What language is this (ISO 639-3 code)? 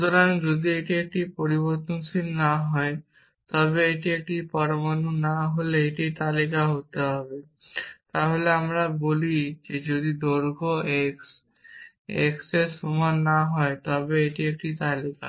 ben